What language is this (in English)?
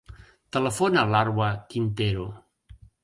Catalan